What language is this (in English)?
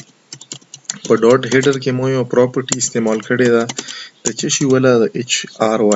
Romanian